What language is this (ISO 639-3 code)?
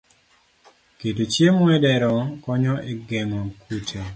luo